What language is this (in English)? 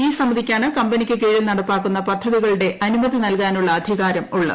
Malayalam